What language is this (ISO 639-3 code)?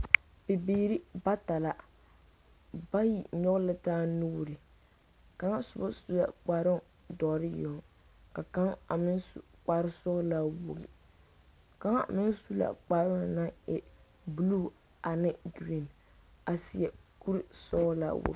dga